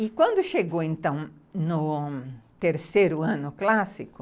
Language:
Portuguese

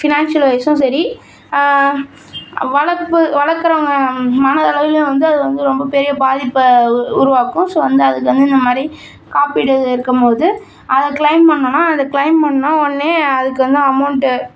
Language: Tamil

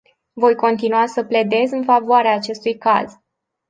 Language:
Romanian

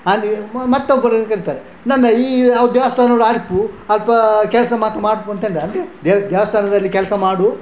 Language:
Kannada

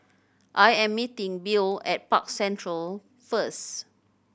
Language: English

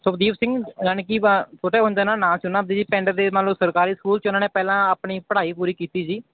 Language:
Punjabi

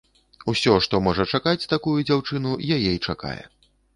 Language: Belarusian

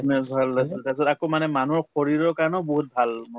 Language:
Assamese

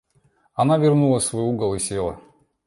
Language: Russian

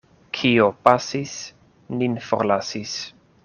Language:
Esperanto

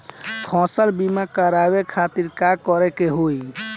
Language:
Bhojpuri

